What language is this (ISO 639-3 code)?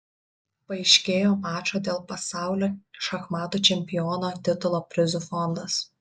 lit